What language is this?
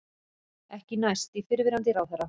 Icelandic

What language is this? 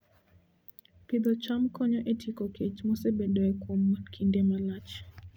Luo (Kenya and Tanzania)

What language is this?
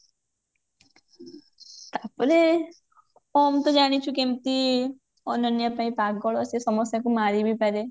Odia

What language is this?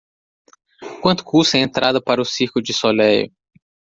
Portuguese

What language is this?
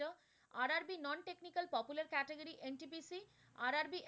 Bangla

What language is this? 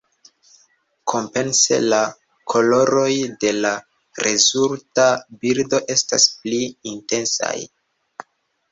Esperanto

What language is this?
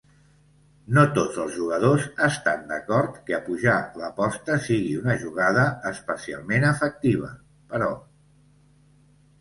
Catalan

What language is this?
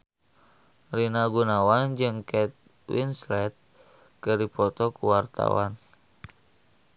Sundanese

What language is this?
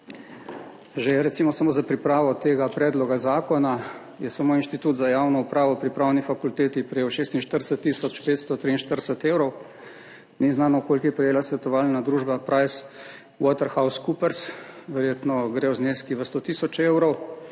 Slovenian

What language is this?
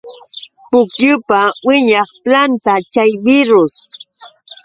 Yauyos Quechua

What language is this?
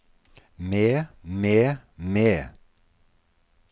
Norwegian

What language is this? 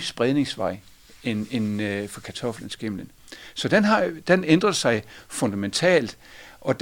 Danish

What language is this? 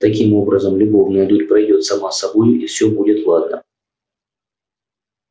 Russian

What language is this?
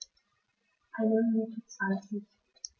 German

